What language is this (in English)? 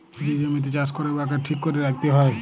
Bangla